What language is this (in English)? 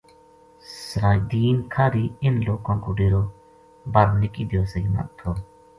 Gujari